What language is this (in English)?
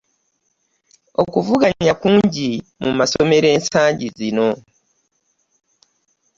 Ganda